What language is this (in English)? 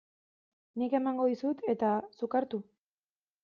Basque